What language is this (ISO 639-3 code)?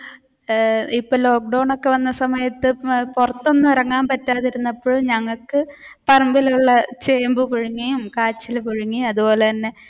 mal